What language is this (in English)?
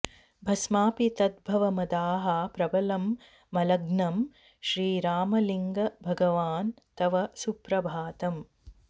Sanskrit